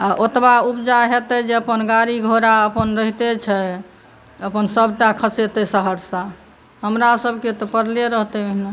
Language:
Maithili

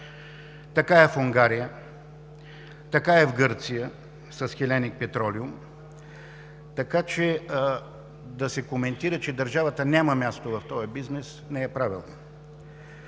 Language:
Bulgarian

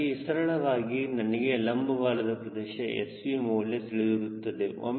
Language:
Kannada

